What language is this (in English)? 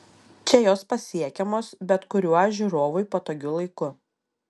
Lithuanian